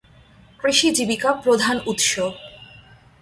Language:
Bangla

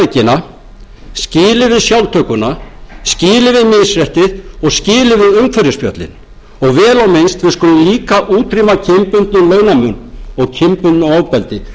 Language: Icelandic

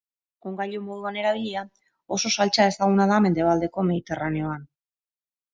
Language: Basque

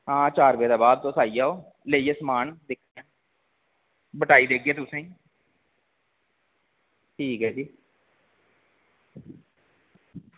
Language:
Dogri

